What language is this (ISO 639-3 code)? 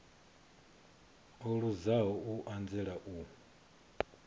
ven